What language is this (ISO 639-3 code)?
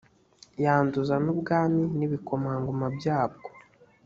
kin